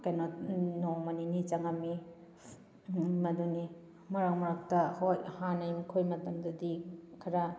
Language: Manipuri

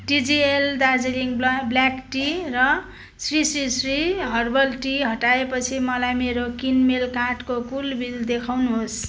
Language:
Nepali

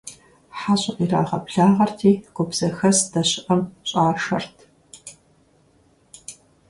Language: Kabardian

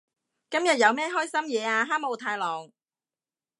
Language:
Cantonese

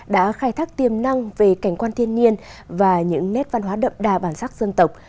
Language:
Vietnamese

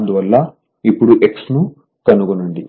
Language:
Telugu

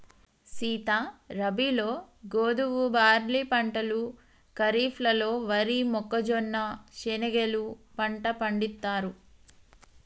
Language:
Telugu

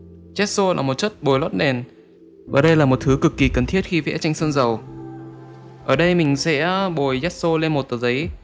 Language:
Vietnamese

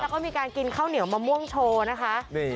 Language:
Thai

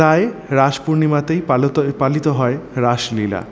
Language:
Bangla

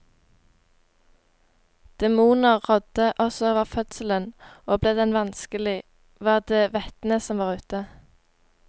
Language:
Norwegian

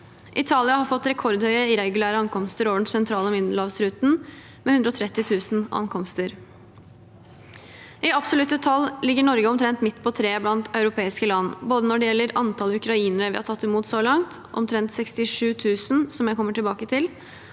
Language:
Norwegian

